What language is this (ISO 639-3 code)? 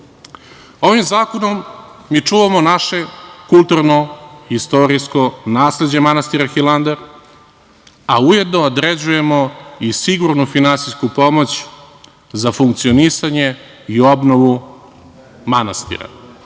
srp